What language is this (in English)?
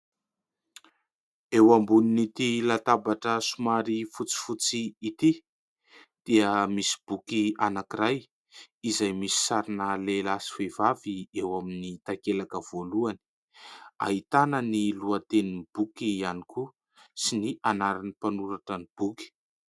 Malagasy